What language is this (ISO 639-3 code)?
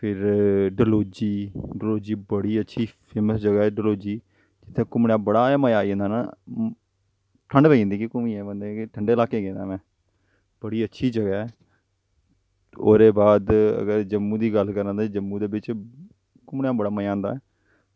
doi